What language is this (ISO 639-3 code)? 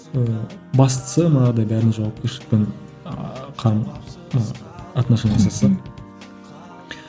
kaz